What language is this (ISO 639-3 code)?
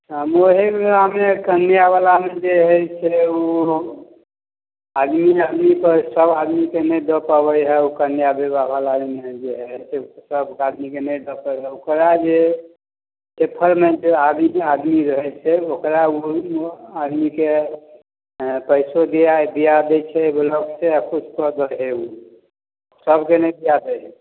mai